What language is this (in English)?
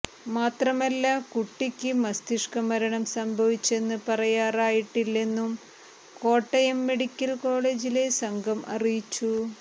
Malayalam